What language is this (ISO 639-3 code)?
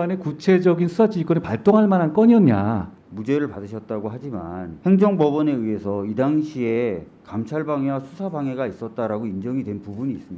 kor